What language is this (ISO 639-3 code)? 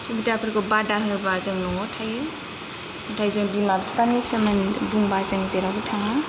brx